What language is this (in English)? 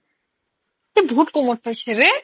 Assamese